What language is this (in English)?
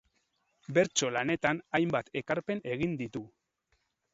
Basque